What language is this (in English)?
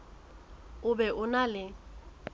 Southern Sotho